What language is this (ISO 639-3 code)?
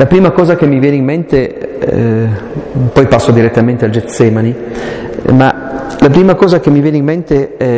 ita